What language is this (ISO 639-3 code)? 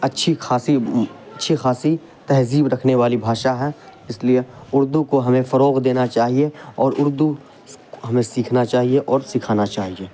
urd